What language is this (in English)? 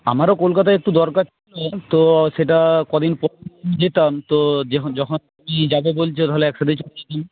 Bangla